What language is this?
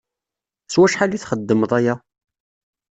Kabyle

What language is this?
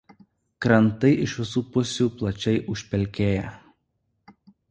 Lithuanian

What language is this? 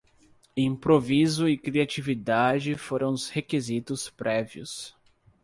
Portuguese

